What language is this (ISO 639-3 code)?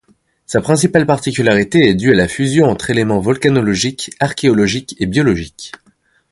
fra